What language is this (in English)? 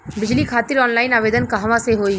Bhojpuri